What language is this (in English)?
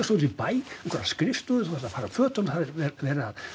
Icelandic